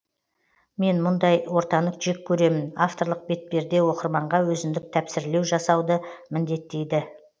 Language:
Kazakh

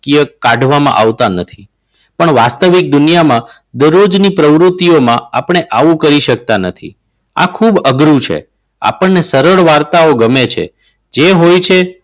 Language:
Gujarati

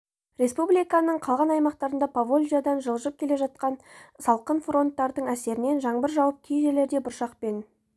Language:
Kazakh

